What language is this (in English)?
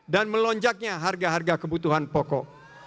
Indonesian